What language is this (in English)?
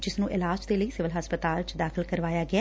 Punjabi